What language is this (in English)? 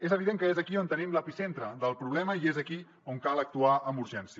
Catalan